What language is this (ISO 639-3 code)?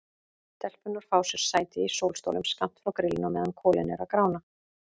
isl